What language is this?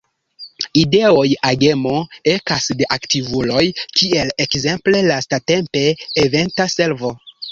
Esperanto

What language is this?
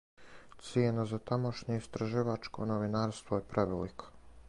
Serbian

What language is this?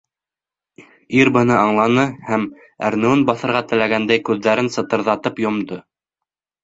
Bashkir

